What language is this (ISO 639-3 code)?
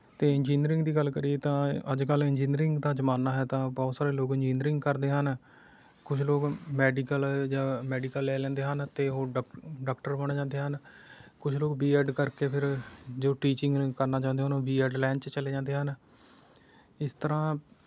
pan